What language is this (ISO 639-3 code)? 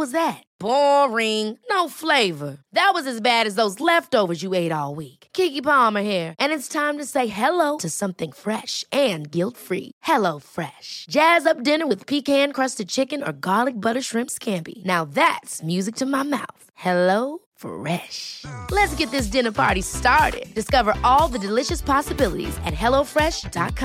swe